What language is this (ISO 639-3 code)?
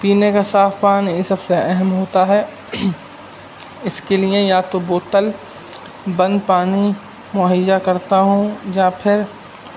urd